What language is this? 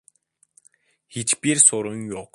Turkish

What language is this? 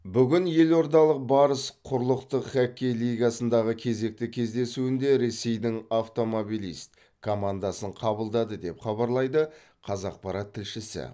Kazakh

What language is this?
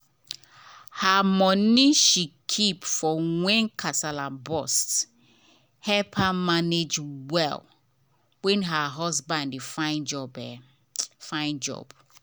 Nigerian Pidgin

